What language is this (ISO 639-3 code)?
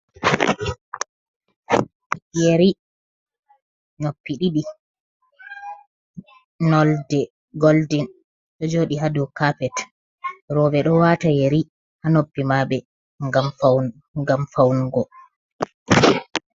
ful